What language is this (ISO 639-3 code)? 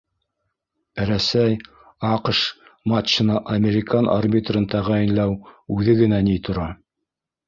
bak